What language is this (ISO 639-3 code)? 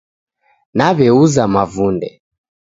dav